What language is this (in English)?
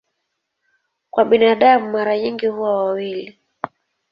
Swahili